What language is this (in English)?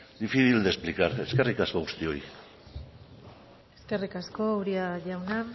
Basque